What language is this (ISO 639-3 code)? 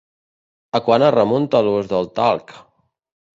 cat